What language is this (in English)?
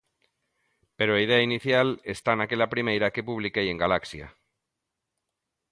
Galician